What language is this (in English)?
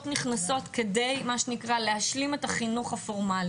Hebrew